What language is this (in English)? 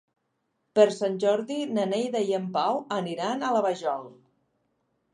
Catalan